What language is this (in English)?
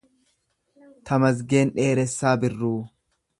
Oromo